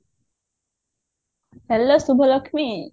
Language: Odia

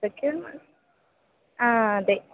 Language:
Malayalam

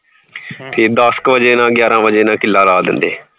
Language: Punjabi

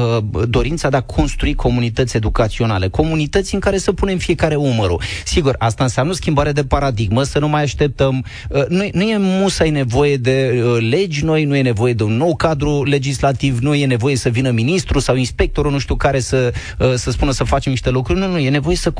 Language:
Romanian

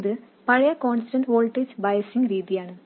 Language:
Malayalam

